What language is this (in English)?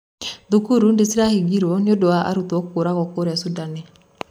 Kikuyu